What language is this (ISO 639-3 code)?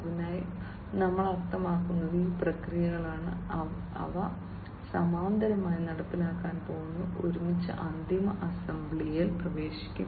mal